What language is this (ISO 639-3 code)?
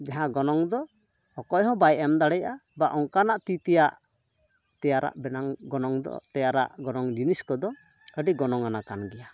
sat